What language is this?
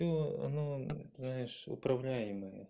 Russian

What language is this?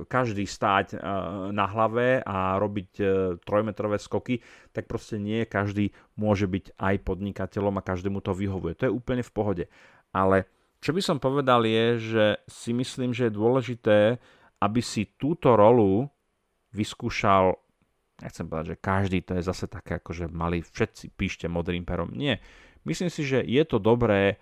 Slovak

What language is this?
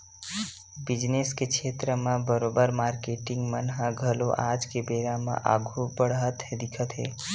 Chhattisgarhi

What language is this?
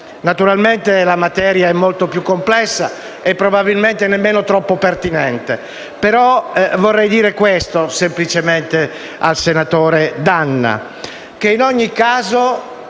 Italian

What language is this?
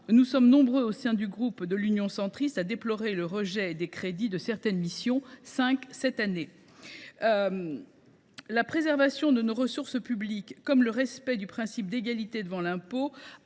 French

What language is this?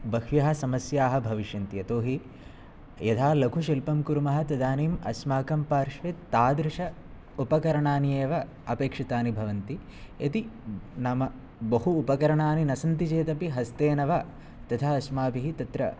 Sanskrit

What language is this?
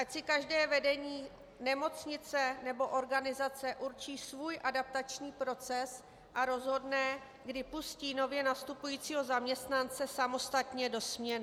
Czech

